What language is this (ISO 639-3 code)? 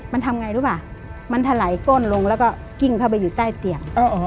tha